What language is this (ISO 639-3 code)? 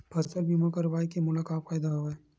hne